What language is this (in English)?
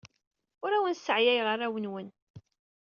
Kabyle